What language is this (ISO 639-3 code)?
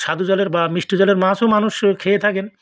ben